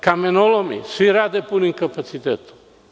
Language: Serbian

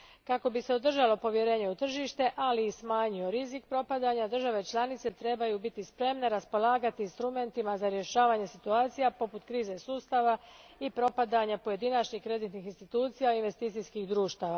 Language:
Croatian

